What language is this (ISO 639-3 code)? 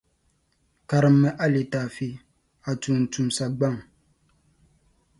dag